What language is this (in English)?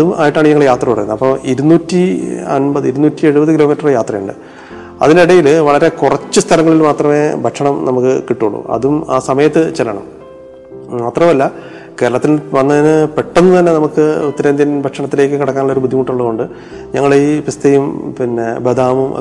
Malayalam